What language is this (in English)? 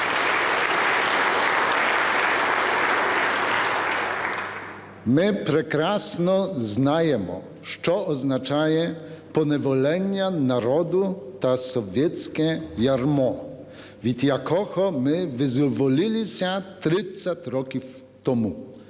Ukrainian